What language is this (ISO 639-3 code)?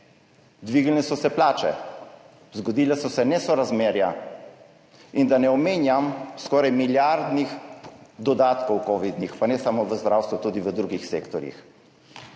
slv